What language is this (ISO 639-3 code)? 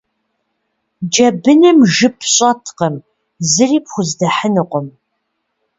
kbd